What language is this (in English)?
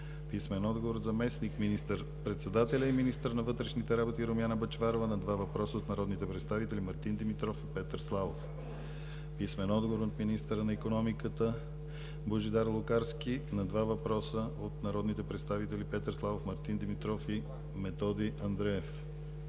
Bulgarian